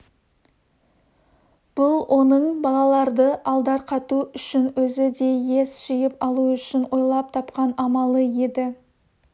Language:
Kazakh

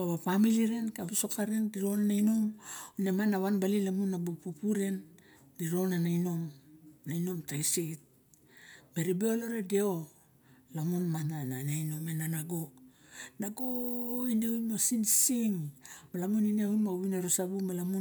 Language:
Barok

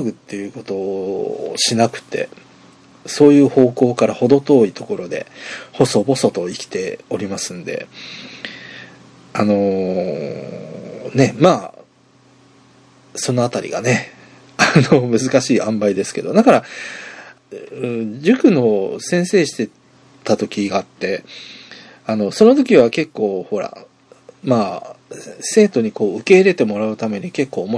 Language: Japanese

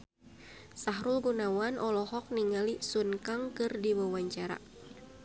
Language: Sundanese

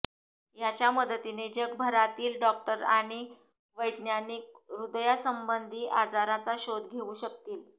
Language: Marathi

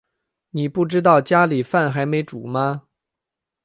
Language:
Chinese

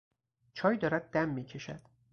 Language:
Persian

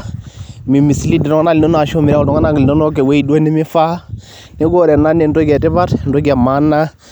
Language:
Masai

